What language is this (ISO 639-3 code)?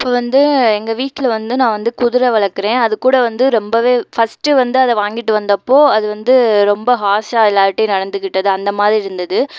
tam